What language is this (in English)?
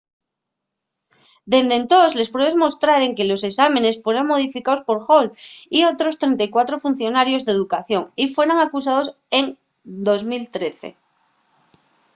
Asturian